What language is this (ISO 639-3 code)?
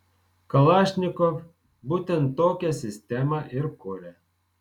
lit